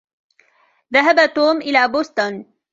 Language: Arabic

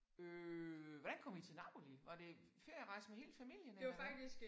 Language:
Danish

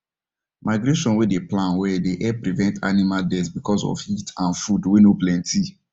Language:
Nigerian Pidgin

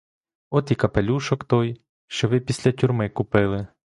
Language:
Ukrainian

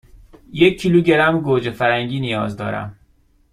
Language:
Persian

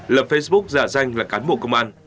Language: Vietnamese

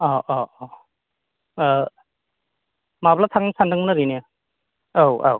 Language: Bodo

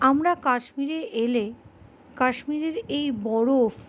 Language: Bangla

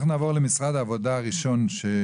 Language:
Hebrew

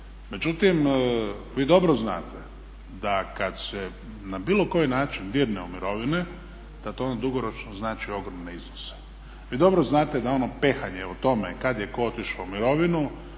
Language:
Croatian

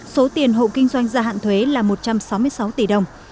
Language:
Vietnamese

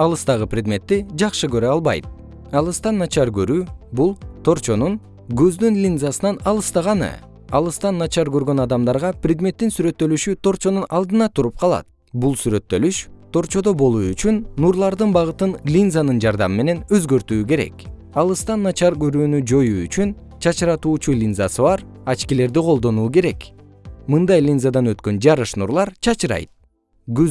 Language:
Kyrgyz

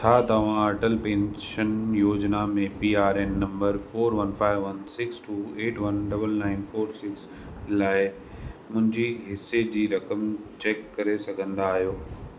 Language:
Sindhi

